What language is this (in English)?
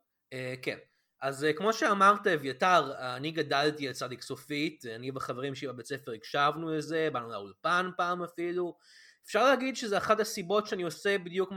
Hebrew